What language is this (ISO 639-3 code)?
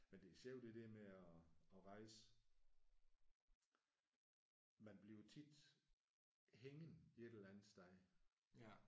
dan